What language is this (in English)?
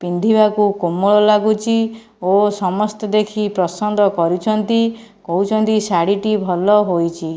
Odia